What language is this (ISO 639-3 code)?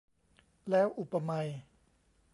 tha